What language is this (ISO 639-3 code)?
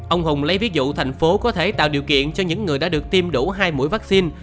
vie